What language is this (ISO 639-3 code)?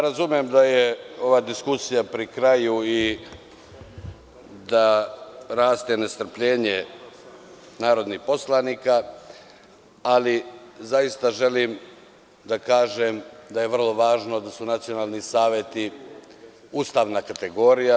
srp